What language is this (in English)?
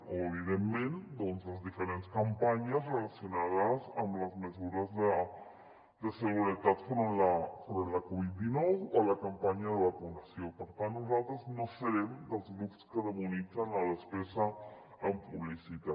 Catalan